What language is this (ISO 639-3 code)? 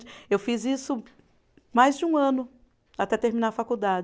por